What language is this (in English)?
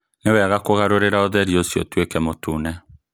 Kikuyu